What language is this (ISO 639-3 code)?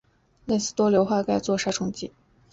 zho